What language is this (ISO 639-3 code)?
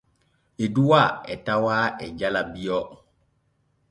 fue